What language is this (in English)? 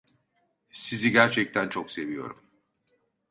Turkish